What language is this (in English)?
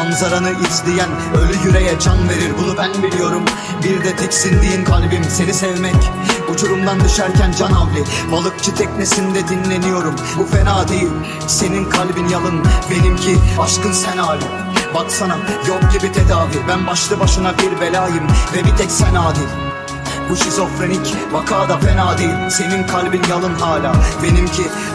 Turkish